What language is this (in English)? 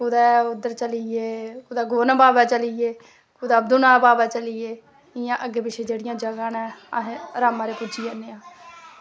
Dogri